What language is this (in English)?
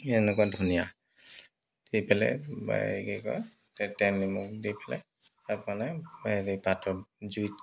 Assamese